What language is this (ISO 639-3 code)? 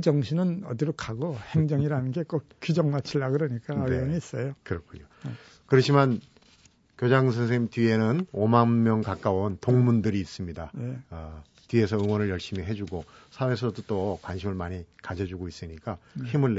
kor